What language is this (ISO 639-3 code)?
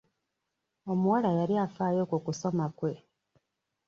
lug